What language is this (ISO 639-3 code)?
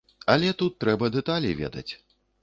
bel